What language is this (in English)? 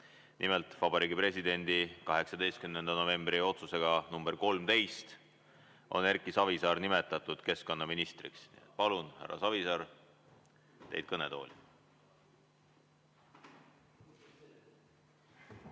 Estonian